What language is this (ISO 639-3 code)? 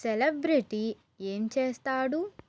tel